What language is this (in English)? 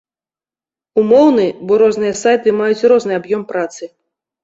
Belarusian